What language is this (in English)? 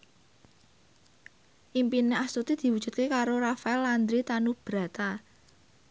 Javanese